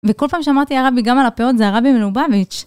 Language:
Hebrew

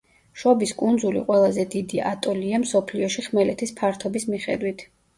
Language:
Georgian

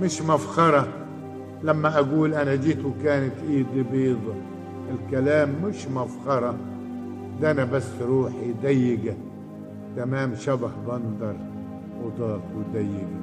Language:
Arabic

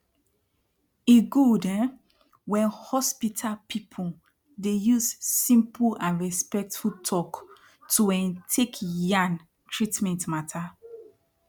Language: Nigerian Pidgin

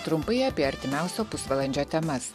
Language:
Lithuanian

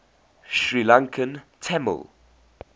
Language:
English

